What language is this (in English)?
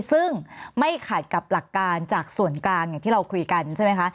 Thai